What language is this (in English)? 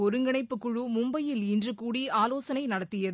Tamil